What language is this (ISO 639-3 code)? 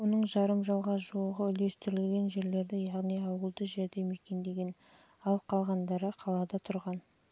kaz